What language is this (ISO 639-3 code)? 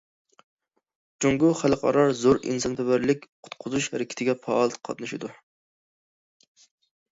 uig